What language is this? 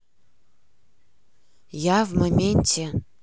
Russian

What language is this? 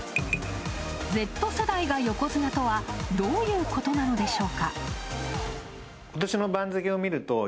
Japanese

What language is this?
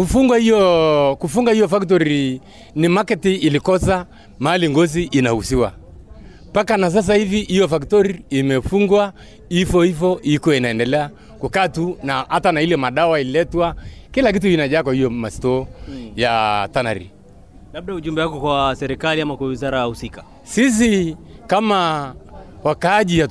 Swahili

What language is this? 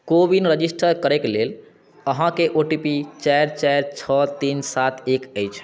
Maithili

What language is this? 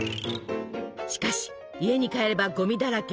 Japanese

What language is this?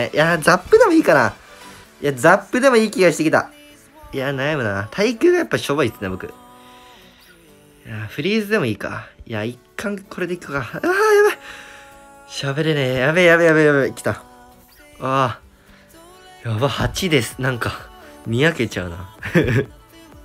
Japanese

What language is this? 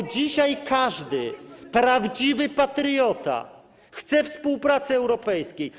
Polish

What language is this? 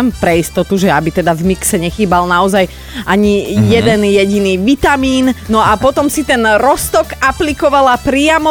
Slovak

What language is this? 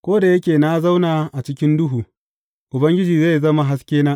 Hausa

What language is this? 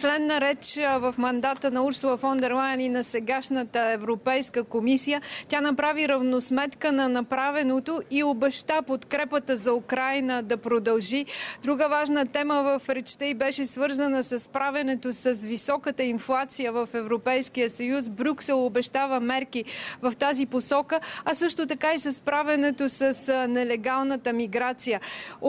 Bulgarian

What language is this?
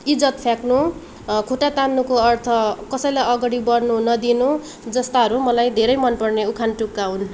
Nepali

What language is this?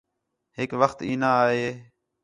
Khetrani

